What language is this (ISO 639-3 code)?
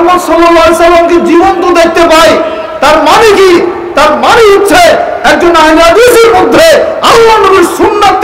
tur